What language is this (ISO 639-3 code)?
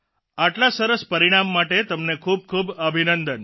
guj